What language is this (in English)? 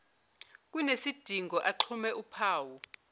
Zulu